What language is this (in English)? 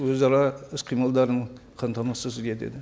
Kazakh